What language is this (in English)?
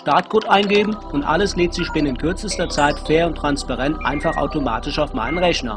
German